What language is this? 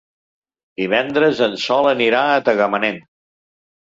Catalan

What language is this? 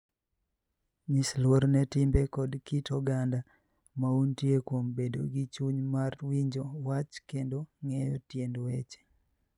Luo (Kenya and Tanzania)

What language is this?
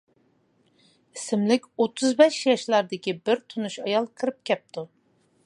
Uyghur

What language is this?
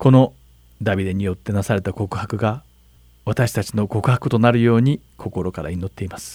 Japanese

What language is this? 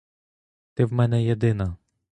Ukrainian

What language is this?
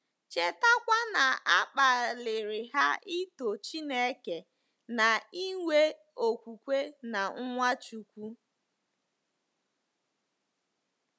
Igbo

